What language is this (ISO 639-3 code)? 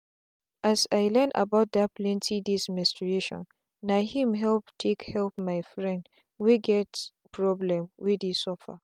pcm